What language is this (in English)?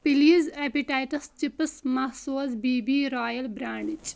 Kashmiri